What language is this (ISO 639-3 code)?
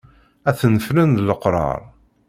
kab